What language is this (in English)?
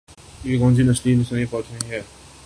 Urdu